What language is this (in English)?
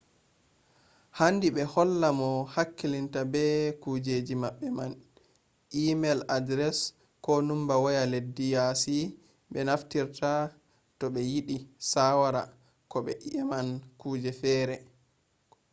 Fula